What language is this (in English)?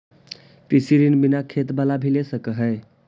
Magahi